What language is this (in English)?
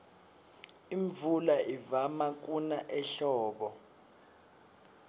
Swati